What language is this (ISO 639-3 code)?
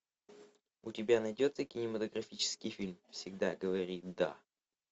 rus